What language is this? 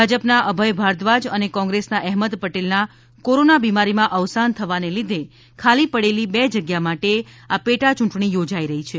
Gujarati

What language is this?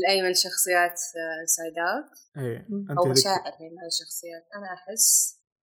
Arabic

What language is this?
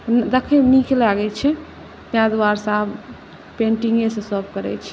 Maithili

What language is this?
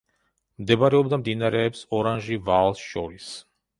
Georgian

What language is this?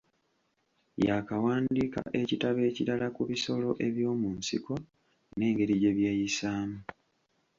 Ganda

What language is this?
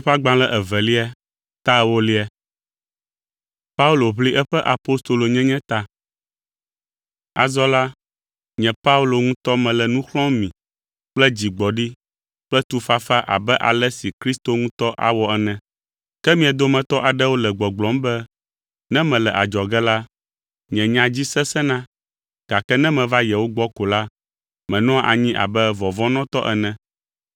Ewe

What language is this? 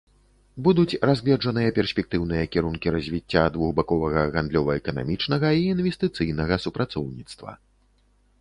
Belarusian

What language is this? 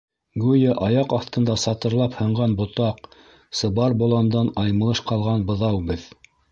Bashkir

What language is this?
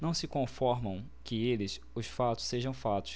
Portuguese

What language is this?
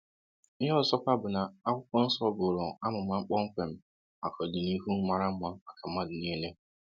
Igbo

